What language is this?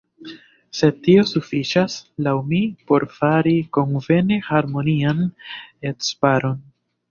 Esperanto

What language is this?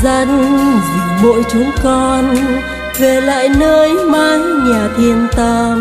Vietnamese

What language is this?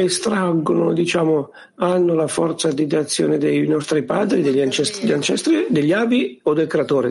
Italian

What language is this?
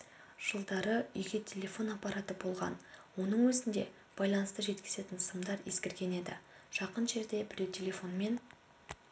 Kazakh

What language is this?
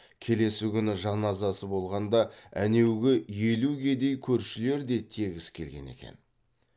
Kazakh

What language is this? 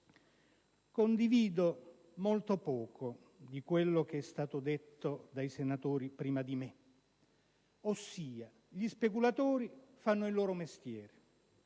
Italian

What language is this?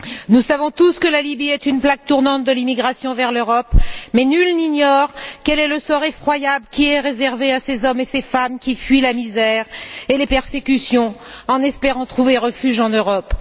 French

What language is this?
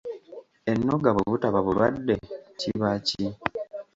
Ganda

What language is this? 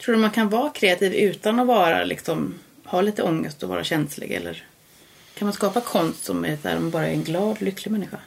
Swedish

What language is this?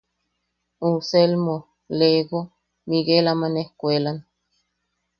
Yaqui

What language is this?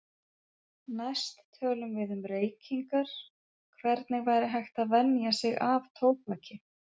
Icelandic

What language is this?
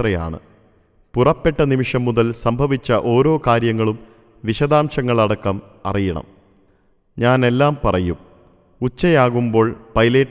Malayalam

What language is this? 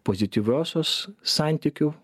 Lithuanian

